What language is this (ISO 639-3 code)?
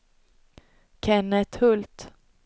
swe